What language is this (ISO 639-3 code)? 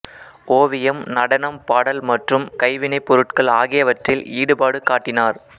tam